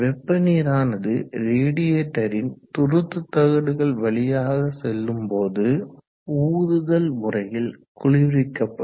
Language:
Tamil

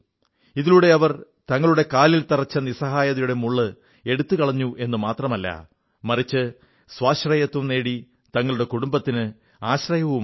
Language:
Malayalam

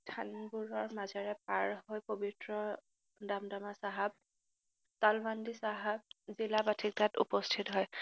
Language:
Assamese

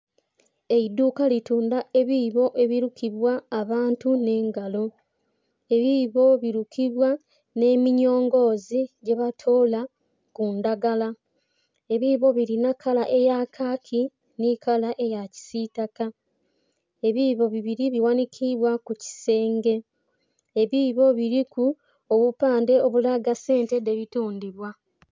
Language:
Soga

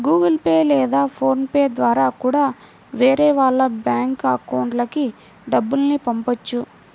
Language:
Telugu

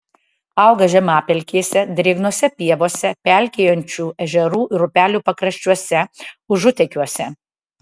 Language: Lithuanian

